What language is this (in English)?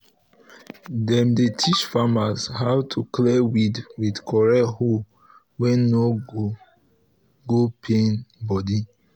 Nigerian Pidgin